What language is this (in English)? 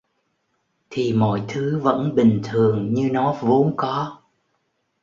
Vietnamese